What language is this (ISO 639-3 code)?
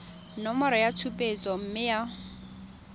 tsn